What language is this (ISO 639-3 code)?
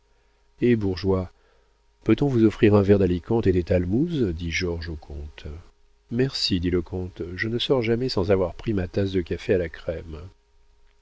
fra